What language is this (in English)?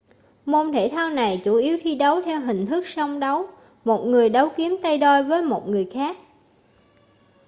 Vietnamese